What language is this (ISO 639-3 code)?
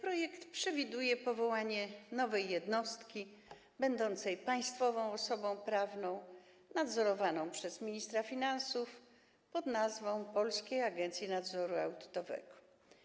pol